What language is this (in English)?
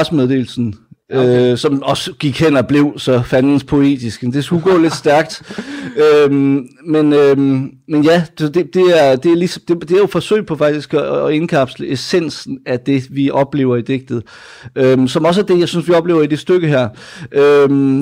Danish